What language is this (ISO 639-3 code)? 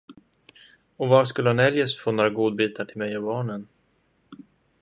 swe